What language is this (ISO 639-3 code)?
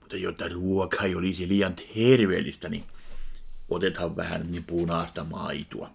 fin